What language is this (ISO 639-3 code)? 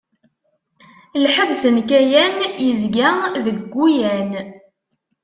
kab